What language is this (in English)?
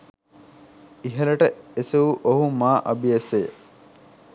Sinhala